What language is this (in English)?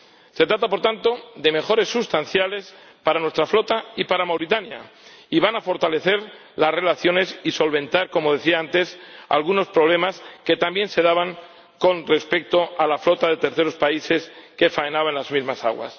Spanish